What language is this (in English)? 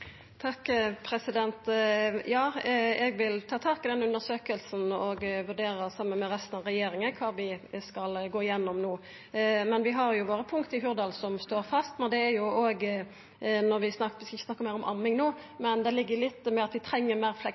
Norwegian Nynorsk